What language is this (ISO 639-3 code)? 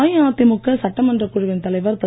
tam